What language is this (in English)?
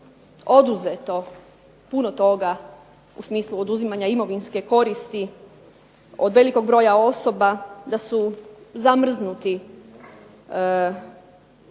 Croatian